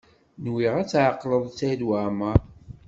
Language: Kabyle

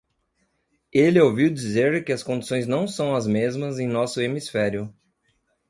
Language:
Portuguese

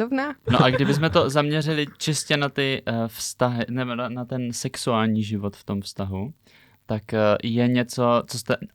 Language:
Czech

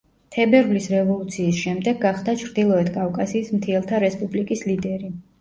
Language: Georgian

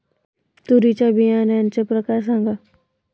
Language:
Marathi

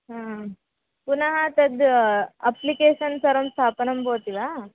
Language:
Sanskrit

